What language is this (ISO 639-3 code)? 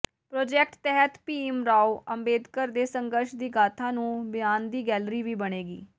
pan